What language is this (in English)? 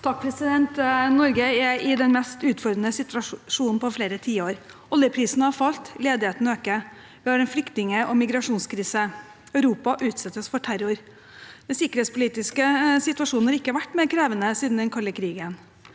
Norwegian